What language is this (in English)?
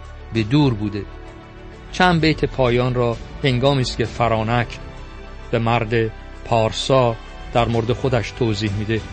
Persian